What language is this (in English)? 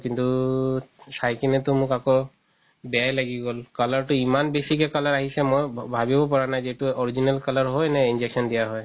Assamese